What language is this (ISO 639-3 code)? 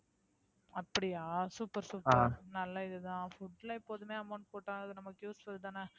tam